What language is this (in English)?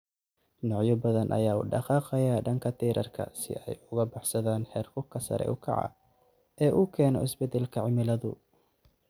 Somali